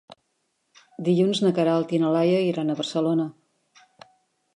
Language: Catalan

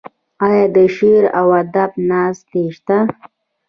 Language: Pashto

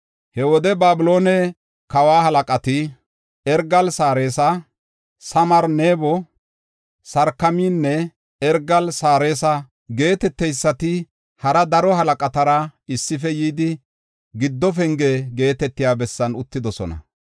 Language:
Gofa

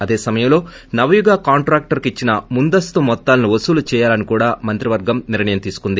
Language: Telugu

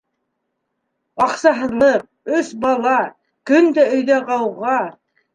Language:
Bashkir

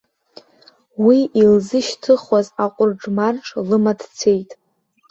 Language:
Abkhazian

